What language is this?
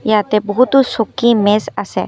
Assamese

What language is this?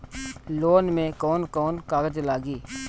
Bhojpuri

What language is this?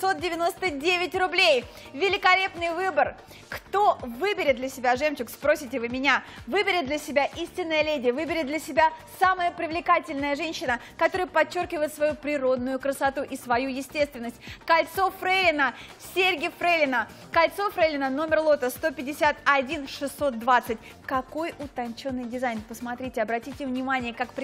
Russian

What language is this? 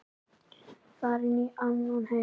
Icelandic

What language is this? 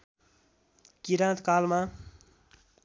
Nepali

